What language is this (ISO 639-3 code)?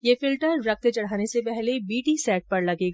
hin